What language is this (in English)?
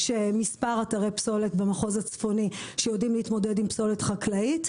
Hebrew